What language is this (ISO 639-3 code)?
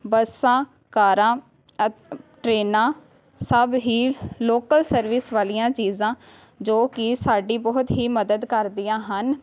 pan